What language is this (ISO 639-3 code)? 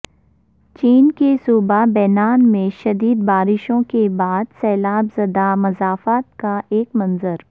urd